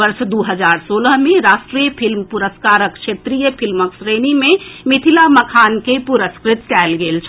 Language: Maithili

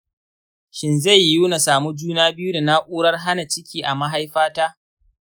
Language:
Hausa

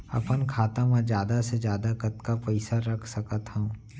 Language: Chhattisgarhi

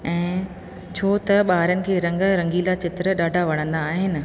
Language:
Sindhi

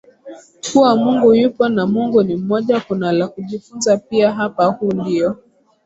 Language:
Swahili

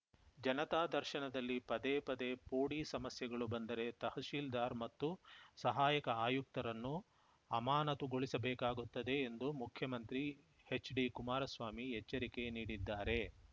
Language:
Kannada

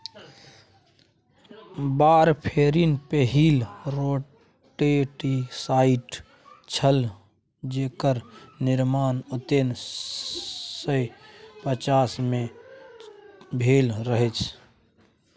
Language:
Maithili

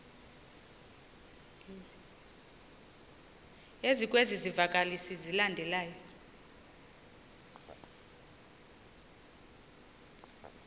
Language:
Xhosa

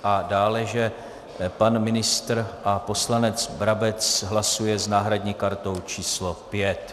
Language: Czech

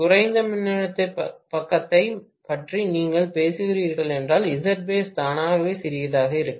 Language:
Tamil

